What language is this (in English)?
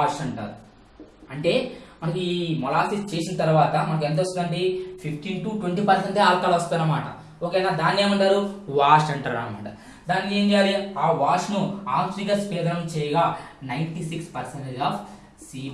Indonesian